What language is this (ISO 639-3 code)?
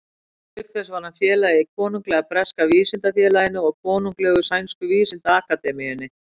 isl